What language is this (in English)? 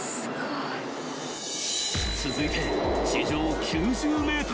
Japanese